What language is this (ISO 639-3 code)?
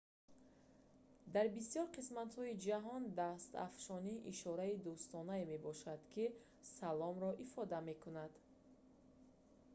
tgk